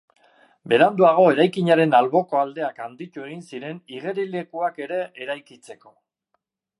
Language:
Basque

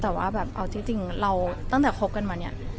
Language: Thai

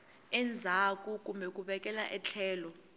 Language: Tsonga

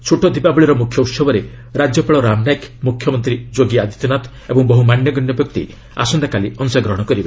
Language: Odia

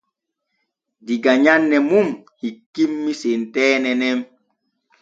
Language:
Borgu Fulfulde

